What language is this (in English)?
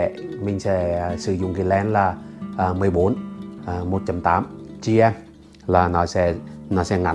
Vietnamese